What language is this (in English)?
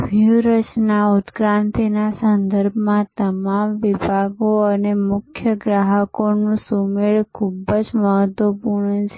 Gujarati